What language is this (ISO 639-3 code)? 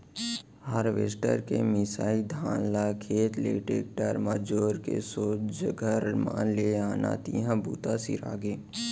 hne